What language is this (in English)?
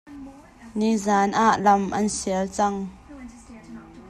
Hakha Chin